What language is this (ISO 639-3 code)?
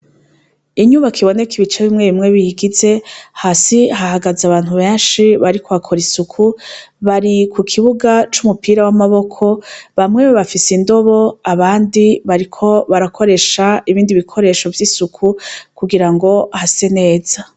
run